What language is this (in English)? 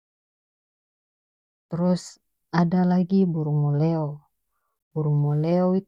North Moluccan Malay